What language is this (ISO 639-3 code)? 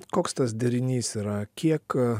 lit